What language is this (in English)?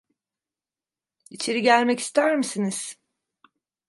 Turkish